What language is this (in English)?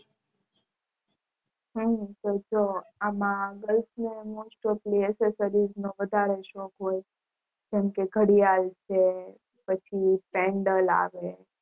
Gujarati